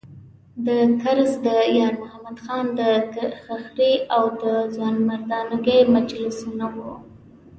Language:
Pashto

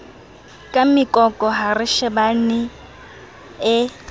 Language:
Southern Sotho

